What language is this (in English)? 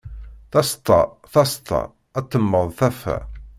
Kabyle